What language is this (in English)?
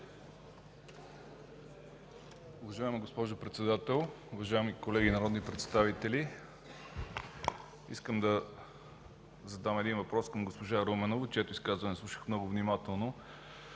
Bulgarian